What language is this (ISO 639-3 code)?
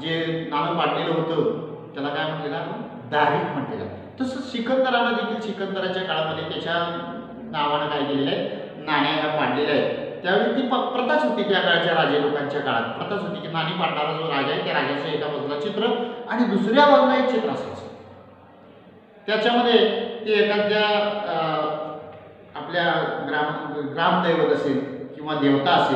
ind